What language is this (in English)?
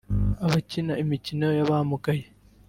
Kinyarwanda